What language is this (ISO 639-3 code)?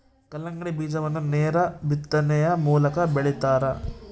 kan